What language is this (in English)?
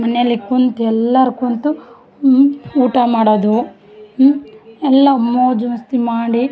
Kannada